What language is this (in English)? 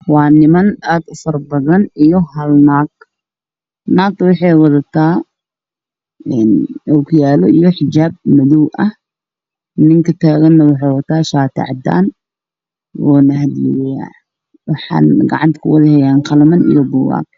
Somali